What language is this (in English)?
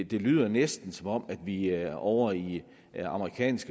Danish